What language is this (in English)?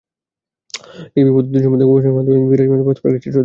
Bangla